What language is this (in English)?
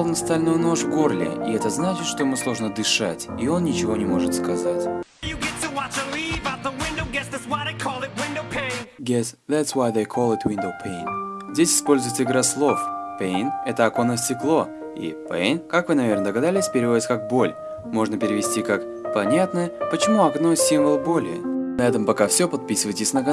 Russian